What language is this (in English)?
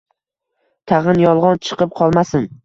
Uzbek